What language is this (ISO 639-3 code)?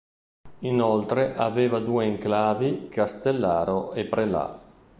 ita